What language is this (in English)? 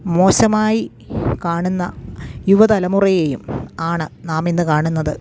Malayalam